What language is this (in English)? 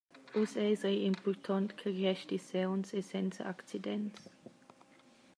Romansh